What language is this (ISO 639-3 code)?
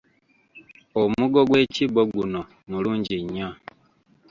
lug